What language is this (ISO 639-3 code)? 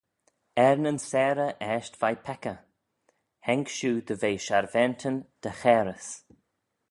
glv